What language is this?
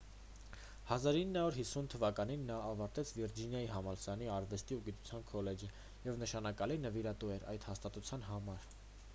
Armenian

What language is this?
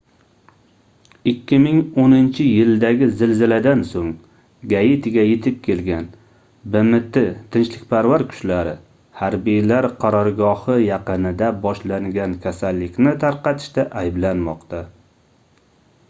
Uzbek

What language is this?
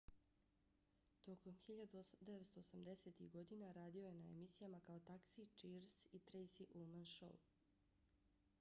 Bosnian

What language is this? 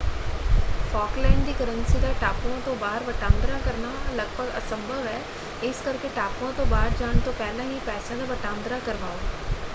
Punjabi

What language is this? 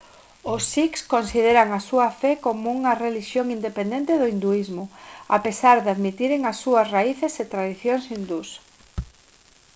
Galician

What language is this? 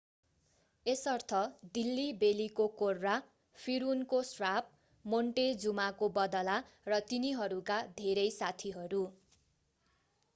Nepali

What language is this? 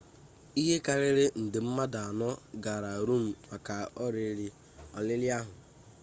Igbo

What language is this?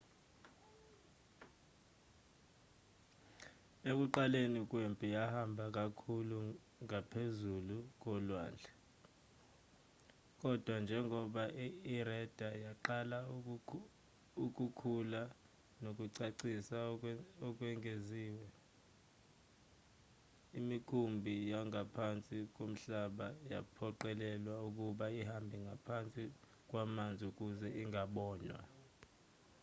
Zulu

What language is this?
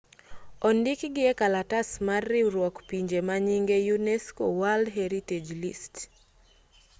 Luo (Kenya and Tanzania)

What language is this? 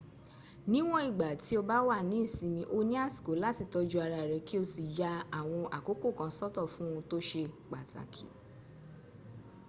Yoruba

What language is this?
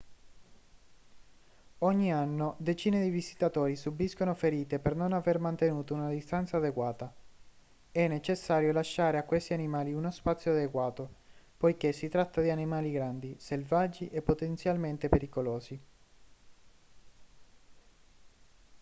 Italian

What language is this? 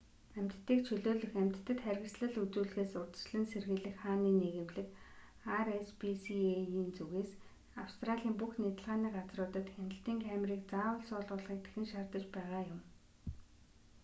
Mongolian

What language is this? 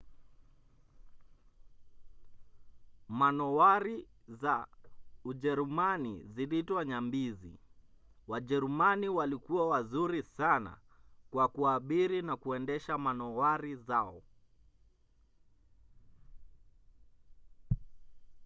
Swahili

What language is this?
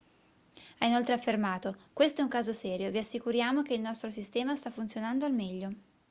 Italian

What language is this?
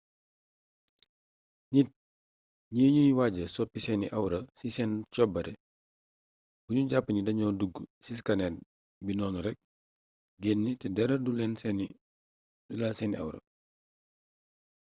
Wolof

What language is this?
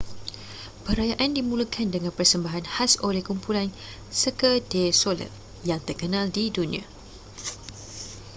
Malay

